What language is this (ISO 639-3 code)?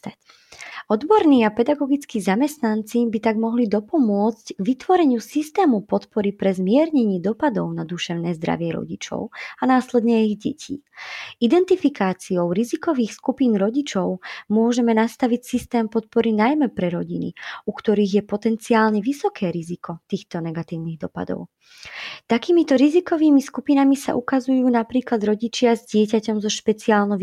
slk